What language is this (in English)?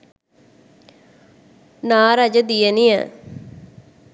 Sinhala